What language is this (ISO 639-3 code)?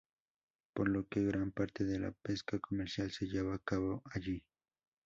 spa